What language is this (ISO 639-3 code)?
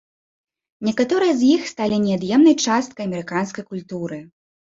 bel